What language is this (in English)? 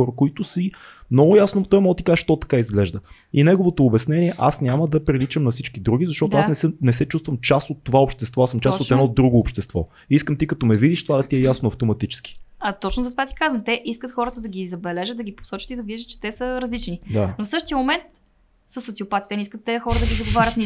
Bulgarian